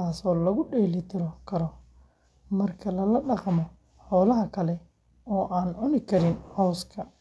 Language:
Somali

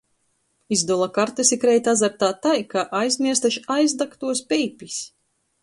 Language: Latgalian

